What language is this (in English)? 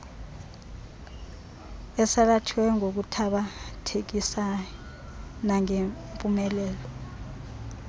Xhosa